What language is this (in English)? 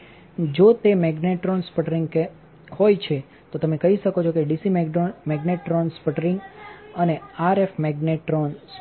Gujarati